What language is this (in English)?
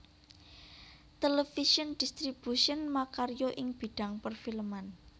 Javanese